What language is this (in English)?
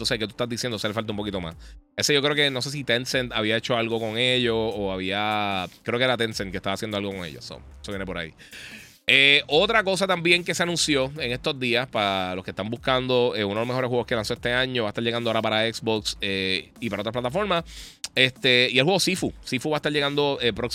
Spanish